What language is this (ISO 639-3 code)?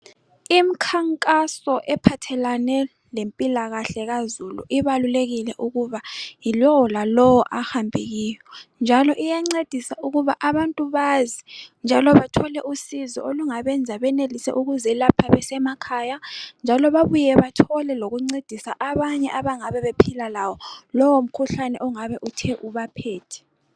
nde